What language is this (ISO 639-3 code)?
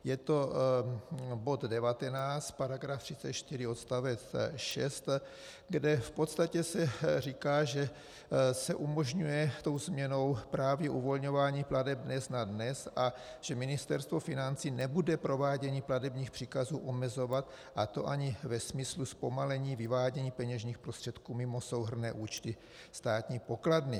ces